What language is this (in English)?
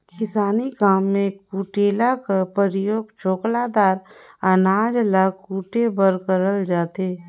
Chhattisgarhi